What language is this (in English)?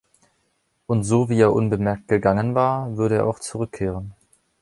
German